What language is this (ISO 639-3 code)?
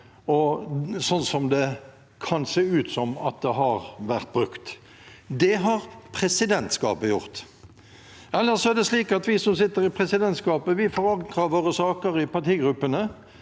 nor